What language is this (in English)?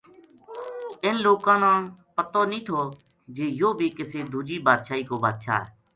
Gujari